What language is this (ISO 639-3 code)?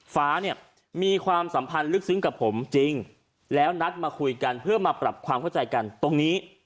tha